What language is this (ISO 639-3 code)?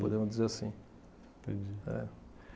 por